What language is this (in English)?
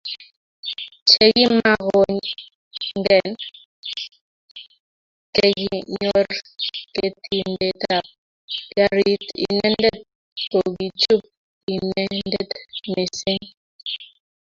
Kalenjin